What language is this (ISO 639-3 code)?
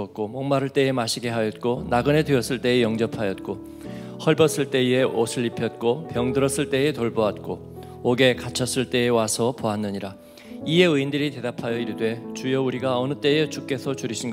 kor